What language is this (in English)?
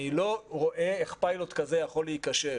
Hebrew